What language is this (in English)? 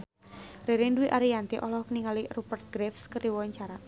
Sundanese